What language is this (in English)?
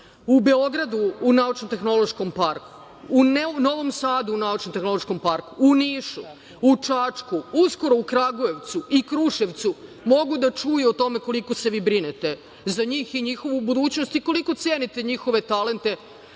Serbian